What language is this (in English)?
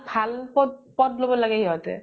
Assamese